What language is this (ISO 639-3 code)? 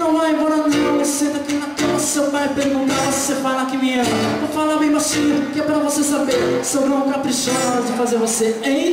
ell